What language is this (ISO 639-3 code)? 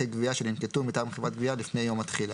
heb